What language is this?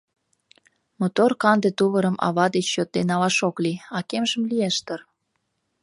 Mari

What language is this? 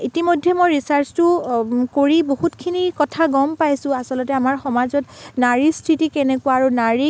Assamese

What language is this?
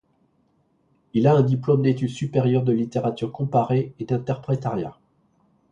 French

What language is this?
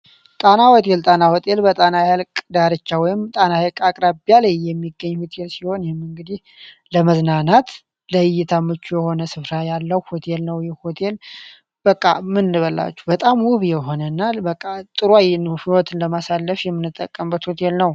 Amharic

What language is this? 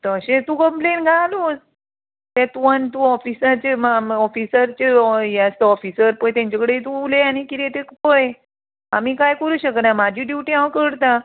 Konkani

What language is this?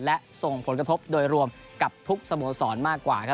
Thai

